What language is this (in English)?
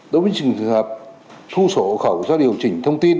Vietnamese